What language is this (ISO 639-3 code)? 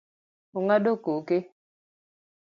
luo